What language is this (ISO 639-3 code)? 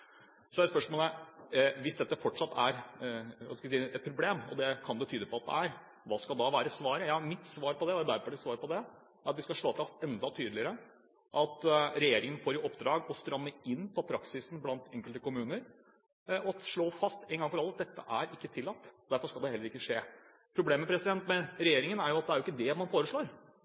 nob